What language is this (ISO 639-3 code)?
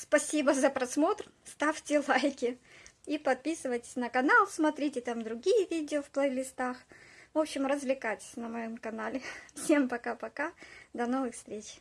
rus